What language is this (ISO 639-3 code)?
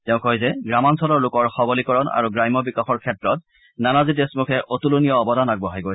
asm